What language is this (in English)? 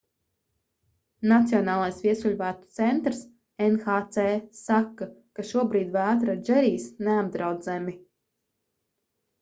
Latvian